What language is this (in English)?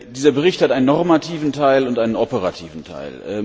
German